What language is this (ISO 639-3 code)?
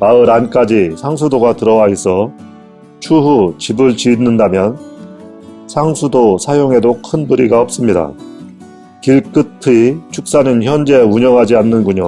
kor